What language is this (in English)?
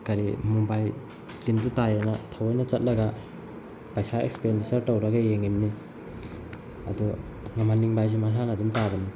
Manipuri